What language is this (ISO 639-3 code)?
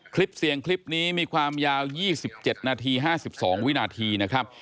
tha